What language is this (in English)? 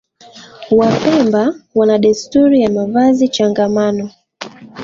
Swahili